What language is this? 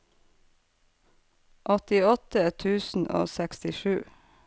Norwegian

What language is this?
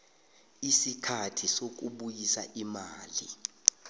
South Ndebele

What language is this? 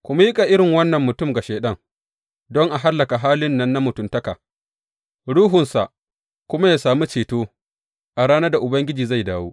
Hausa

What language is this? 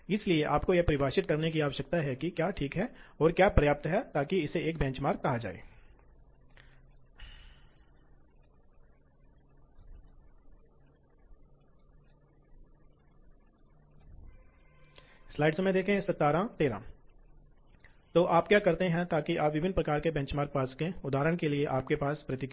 Hindi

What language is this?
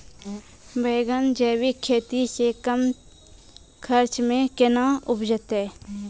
Maithili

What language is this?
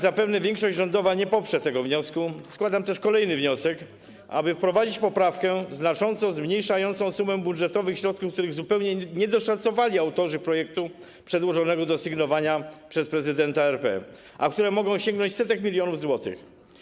Polish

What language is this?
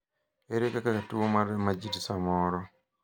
Luo (Kenya and Tanzania)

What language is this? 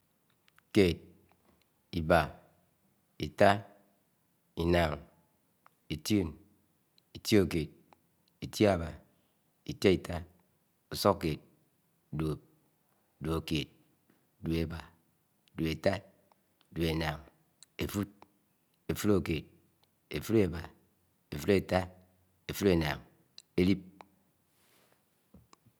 Anaang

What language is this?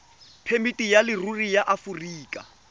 Tswana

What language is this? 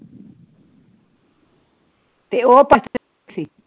Punjabi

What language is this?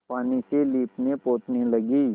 Hindi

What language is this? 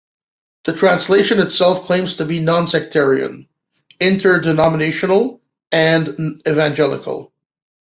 English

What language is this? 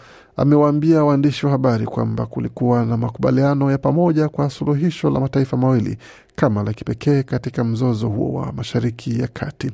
Swahili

